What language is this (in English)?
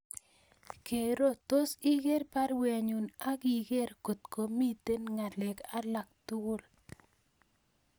Kalenjin